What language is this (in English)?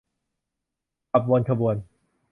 Thai